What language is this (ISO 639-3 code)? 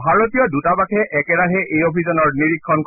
asm